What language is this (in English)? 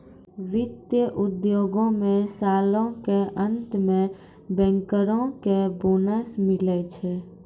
Maithili